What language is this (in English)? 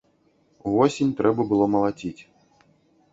Belarusian